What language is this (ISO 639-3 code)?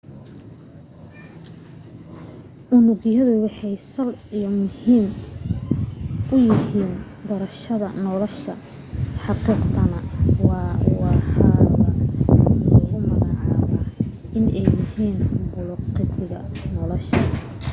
som